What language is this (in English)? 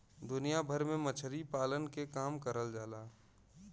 Bhojpuri